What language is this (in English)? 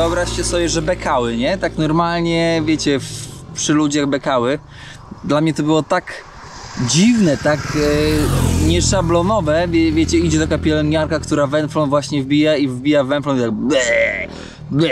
Polish